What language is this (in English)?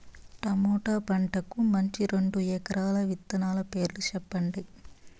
Telugu